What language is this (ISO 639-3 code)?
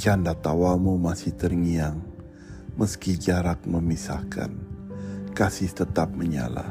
msa